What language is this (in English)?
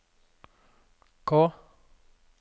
Norwegian